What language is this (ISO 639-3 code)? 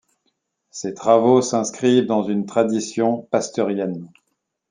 fra